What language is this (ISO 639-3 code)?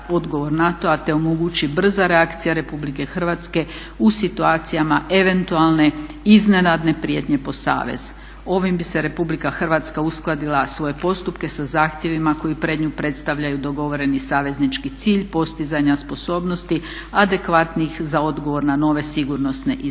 hrv